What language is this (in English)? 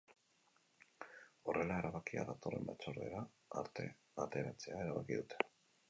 Basque